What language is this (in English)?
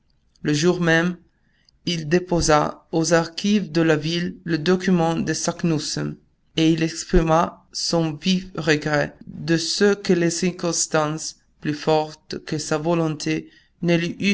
French